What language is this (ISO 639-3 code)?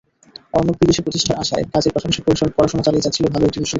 ben